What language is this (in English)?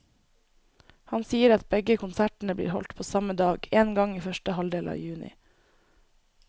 Norwegian